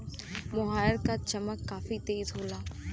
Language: Bhojpuri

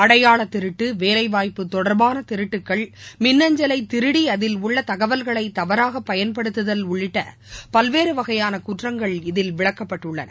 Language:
Tamil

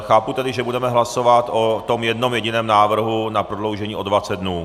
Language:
Czech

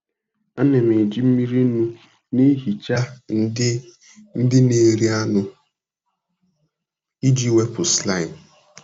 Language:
Igbo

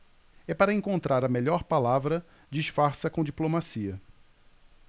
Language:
Portuguese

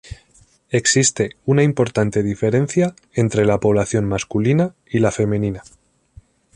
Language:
Spanish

